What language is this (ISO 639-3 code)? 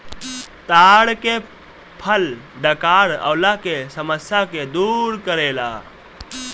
bho